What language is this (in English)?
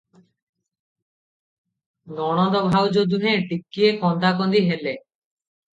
Odia